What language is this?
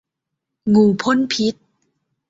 Thai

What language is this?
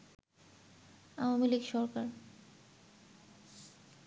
Bangla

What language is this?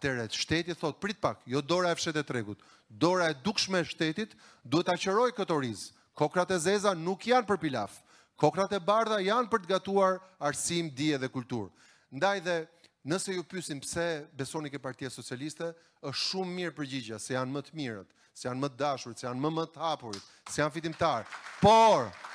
Romanian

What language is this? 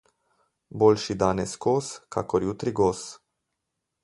Slovenian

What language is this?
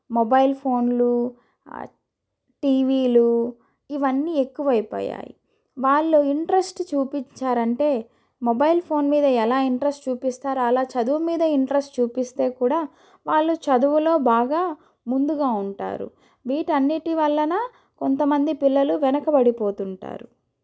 Telugu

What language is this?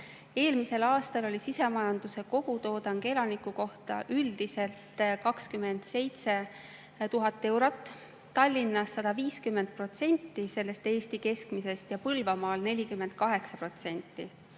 Estonian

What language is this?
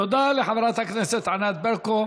Hebrew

